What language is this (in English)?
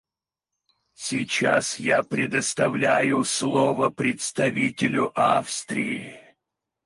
Russian